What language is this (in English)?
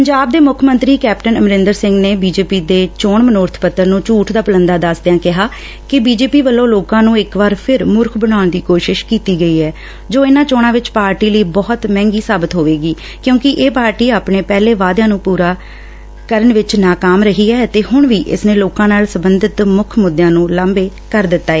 Punjabi